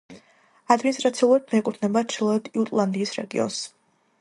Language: Georgian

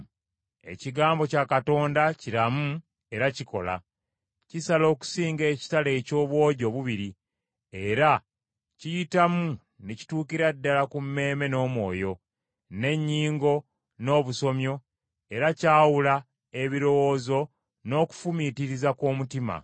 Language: Ganda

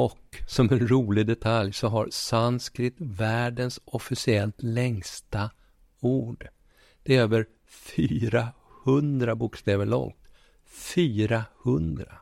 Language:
Swedish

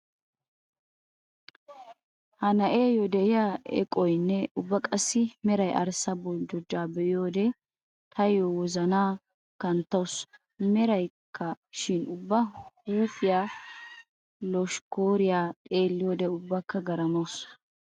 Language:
Wolaytta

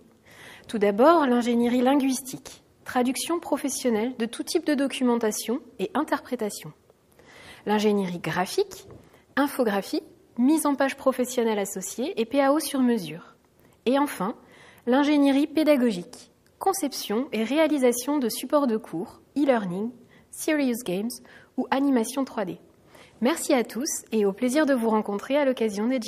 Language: French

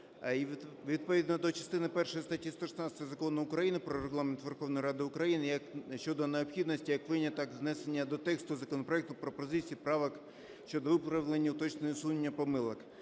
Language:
Ukrainian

